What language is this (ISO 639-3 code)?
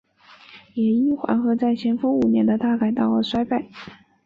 zho